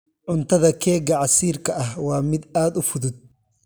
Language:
Somali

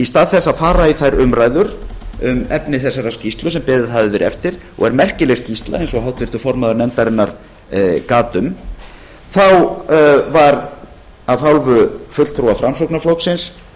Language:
Icelandic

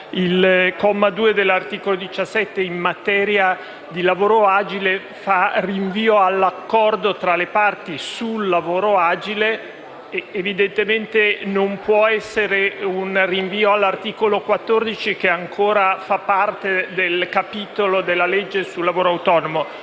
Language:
Italian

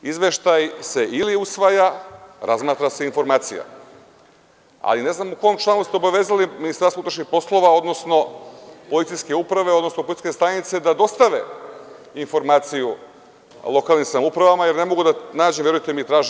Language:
Serbian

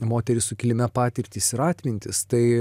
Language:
Lithuanian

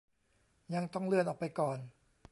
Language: Thai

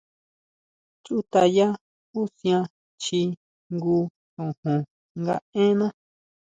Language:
Huautla Mazatec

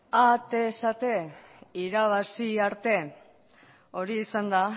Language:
Basque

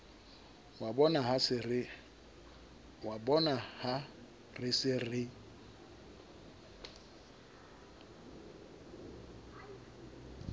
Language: Southern Sotho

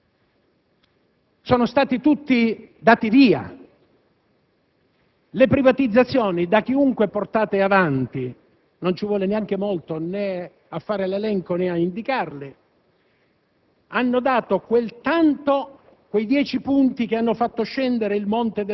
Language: Italian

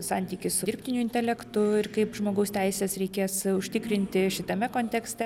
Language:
Lithuanian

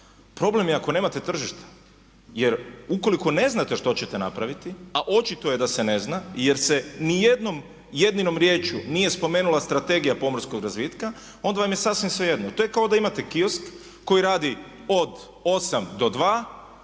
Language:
Croatian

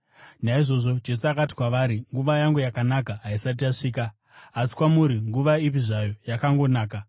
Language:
Shona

